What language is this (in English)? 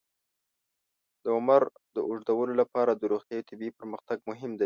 Pashto